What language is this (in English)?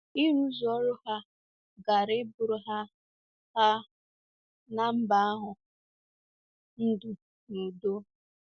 Igbo